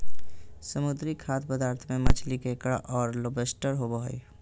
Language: Magahi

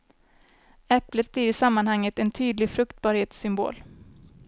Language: Swedish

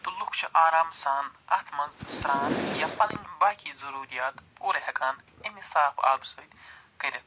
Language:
Kashmiri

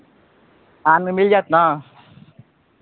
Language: Maithili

